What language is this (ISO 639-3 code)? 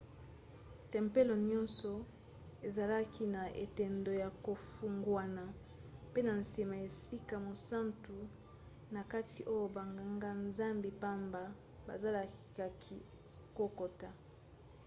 lin